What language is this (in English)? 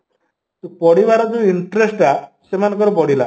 Odia